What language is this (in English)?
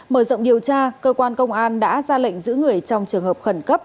Vietnamese